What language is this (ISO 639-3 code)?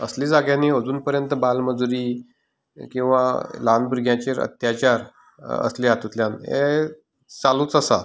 kok